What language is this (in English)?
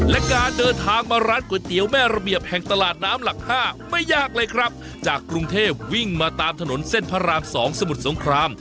Thai